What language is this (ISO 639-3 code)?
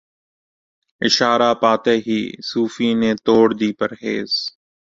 urd